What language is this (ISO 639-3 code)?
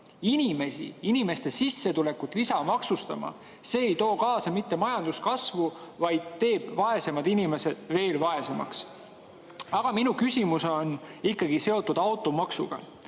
est